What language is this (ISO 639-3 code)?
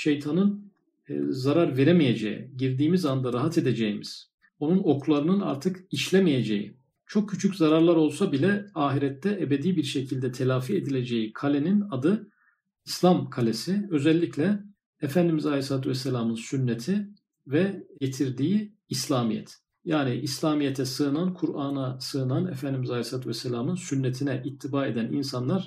tur